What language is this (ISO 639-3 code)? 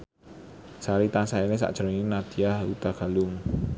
jav